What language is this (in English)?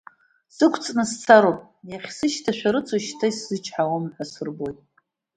Abkhazian